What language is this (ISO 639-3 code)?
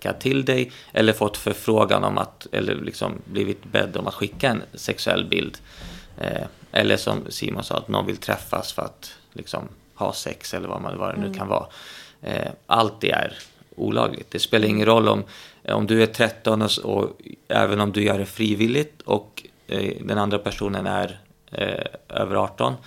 swe